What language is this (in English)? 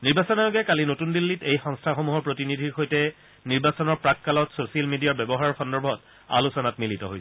Assamese